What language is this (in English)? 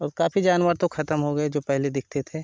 Hindi